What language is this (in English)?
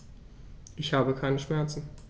German